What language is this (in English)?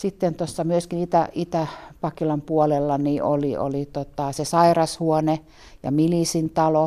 Finnish